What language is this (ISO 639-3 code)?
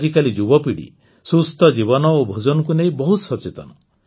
ori